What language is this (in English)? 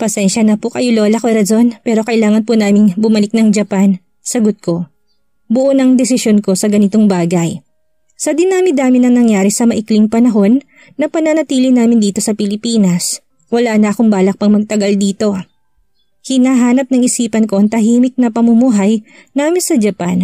Filipino